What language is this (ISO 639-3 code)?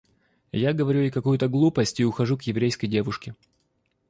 rus